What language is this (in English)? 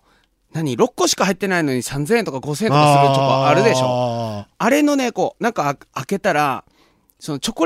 Japanese